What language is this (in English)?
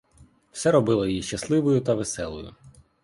Ukrainian